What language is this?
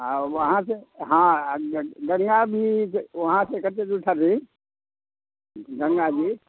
Maithili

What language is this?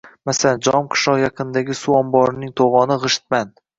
Uzbek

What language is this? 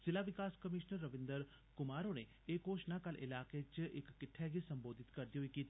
Dogri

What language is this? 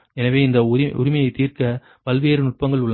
Tamil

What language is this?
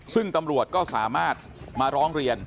Thai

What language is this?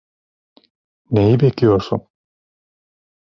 Turkish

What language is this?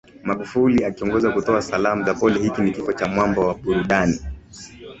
Swahili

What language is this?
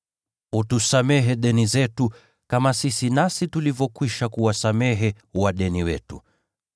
Swahili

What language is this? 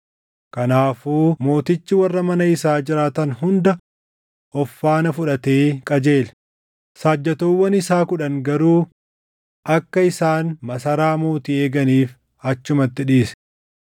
Oromo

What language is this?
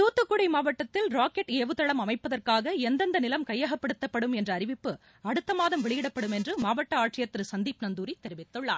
Tamil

